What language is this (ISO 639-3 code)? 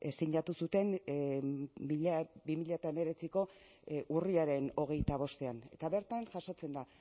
eus